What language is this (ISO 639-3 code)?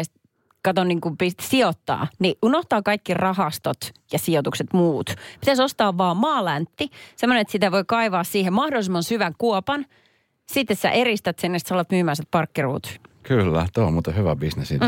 fin